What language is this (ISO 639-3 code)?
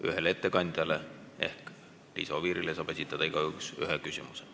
est